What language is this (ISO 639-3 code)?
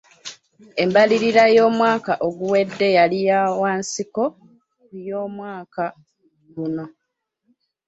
lug